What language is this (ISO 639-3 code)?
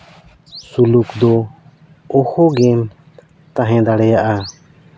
sat